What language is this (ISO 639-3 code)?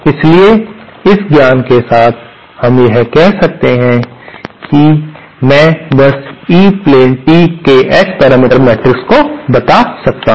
hin